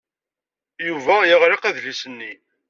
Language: Kabyle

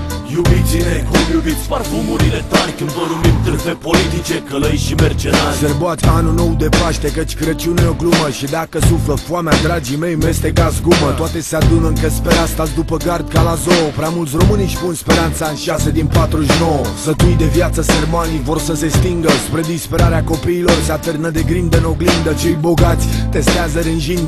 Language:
Romanian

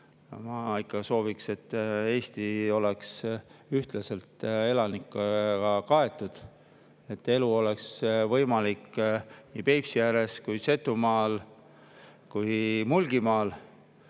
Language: Estonian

